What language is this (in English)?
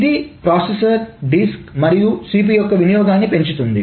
Telugu